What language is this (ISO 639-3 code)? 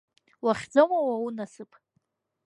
abk